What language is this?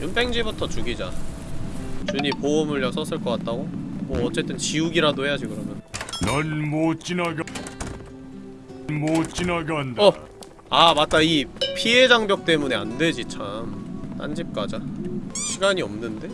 Korean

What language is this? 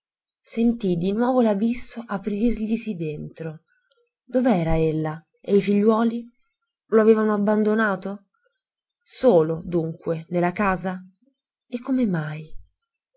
Italian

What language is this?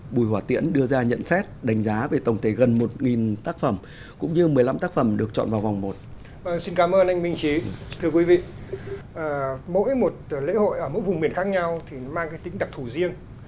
Vietnamese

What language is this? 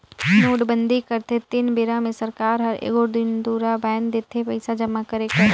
Chhattisgarhi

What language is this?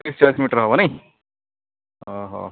Odia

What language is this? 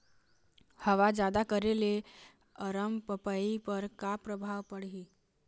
Chhattisgarhi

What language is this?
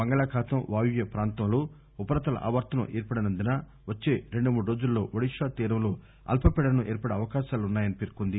Telugu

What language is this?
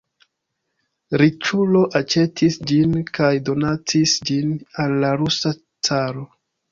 Esperanto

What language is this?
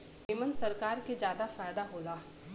Bhojpuri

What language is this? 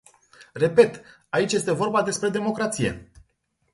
Romanian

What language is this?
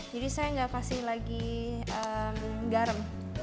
Indonesian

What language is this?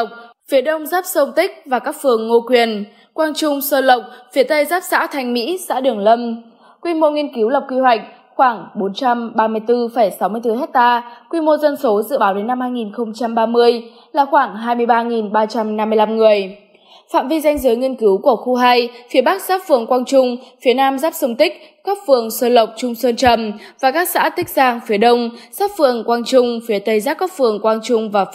Vietnamese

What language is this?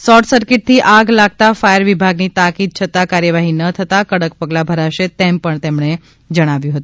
Gujarati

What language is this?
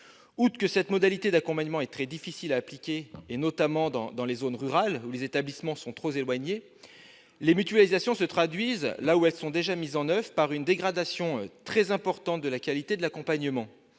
French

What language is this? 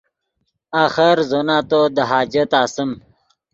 Yidgha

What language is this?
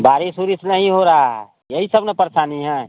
Hindi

